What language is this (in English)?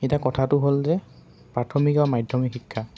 Assamese